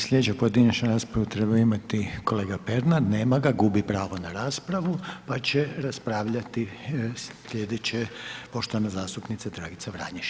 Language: Croatian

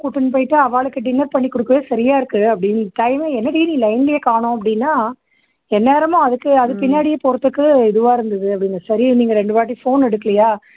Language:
Tamil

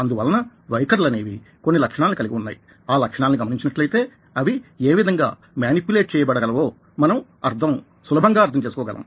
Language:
Telugu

